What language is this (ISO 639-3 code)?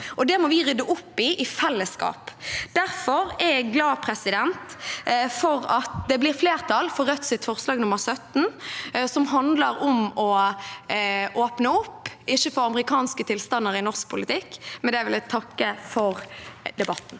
nor